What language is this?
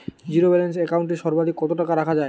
Bangla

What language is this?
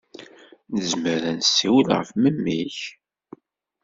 Kabyle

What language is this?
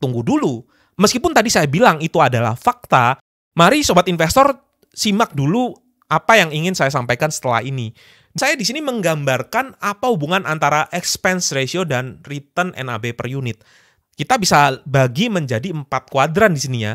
Indonesian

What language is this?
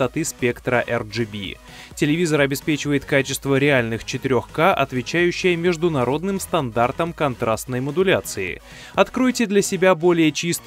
Russian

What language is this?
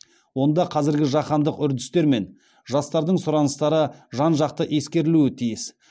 Kazakh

